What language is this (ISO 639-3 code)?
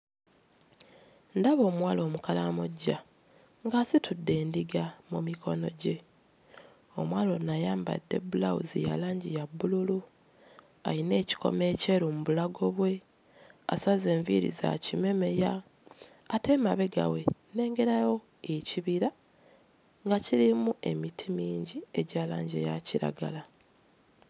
lug